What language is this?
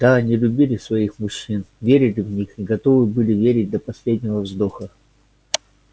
Russian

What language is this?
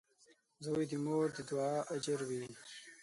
Pashto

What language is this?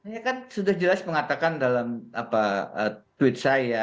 Indonesian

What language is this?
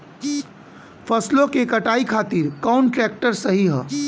Bhojpuri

